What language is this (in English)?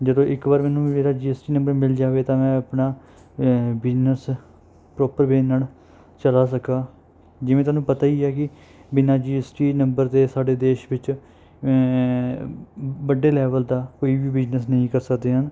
Punjabi